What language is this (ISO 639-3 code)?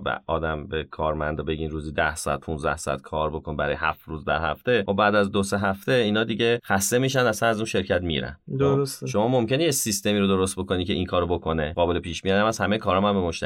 fas